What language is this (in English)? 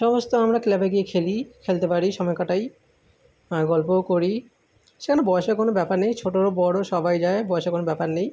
Bangla